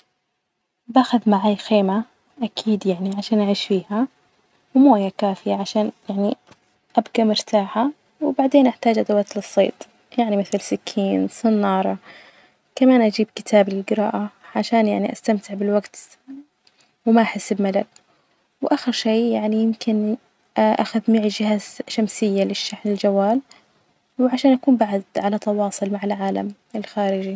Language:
Najdi Arabic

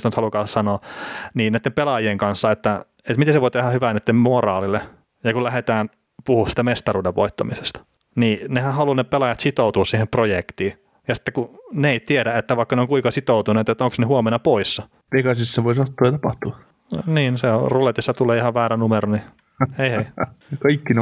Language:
Finnish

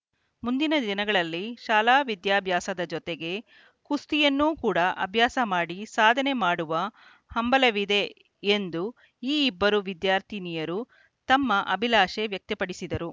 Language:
Kannada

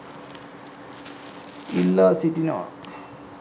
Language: Sinhala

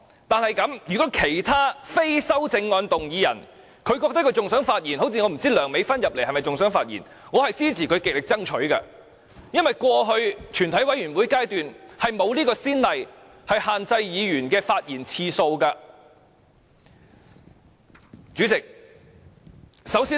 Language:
Cantonese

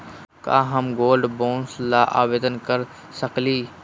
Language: Magahi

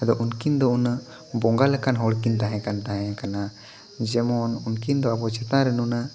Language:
Santali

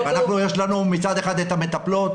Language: Hebrew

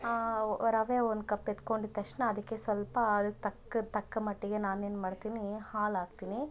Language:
Kannada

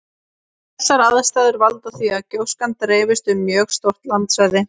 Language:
Icelandic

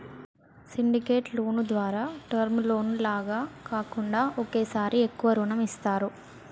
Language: Telugu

